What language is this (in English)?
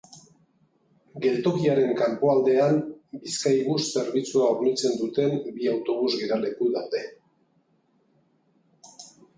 Basque